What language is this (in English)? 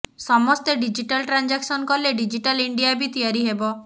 Odia